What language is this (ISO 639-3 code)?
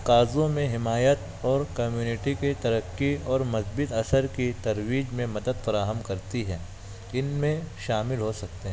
urd